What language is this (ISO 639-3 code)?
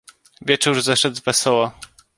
pol